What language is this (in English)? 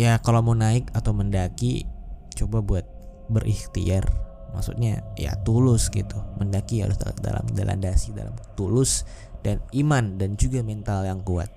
Indonesian